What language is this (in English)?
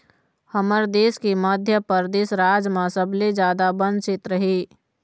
Chhattisgarhi